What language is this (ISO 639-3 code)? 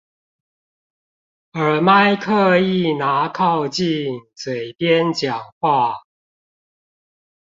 zho